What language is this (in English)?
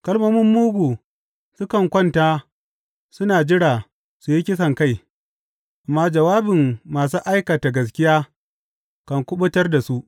Hausa